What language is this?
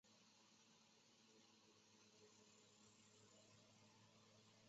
Chinese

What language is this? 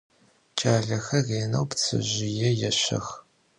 Adyghe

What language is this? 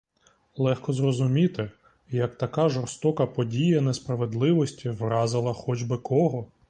Ukrainian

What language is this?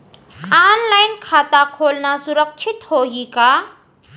Chhattisgarhi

